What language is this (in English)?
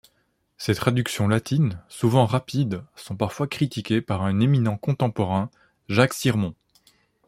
French